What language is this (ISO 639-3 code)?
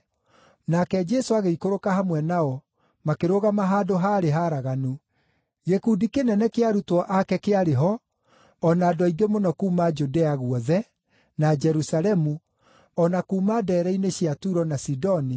kik